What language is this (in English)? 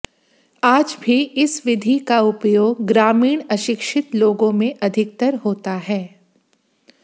Hindi